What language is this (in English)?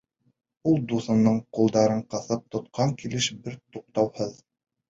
Bashkir